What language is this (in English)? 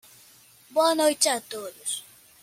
Portuguese